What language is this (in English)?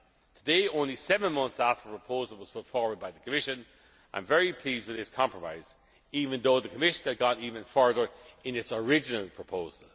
English